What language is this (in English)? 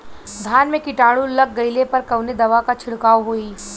Bhojpuri